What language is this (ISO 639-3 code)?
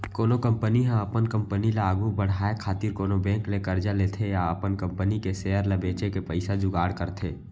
hne